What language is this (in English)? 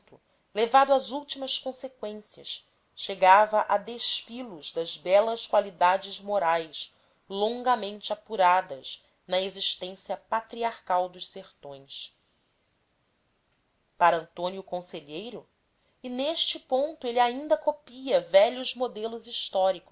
Portuguese